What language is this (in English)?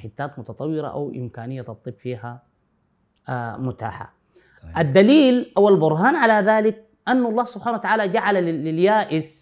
Arabic